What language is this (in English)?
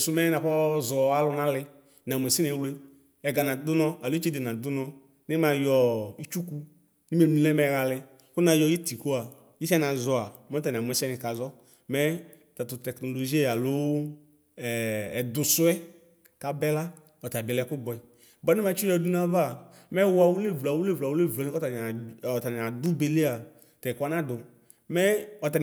Ikposo